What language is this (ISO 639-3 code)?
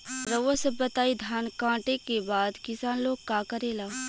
bho